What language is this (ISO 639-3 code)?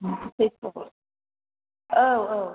brx